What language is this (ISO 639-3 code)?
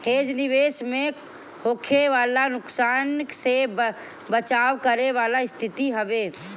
bho